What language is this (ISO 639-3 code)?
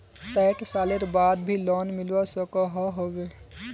mag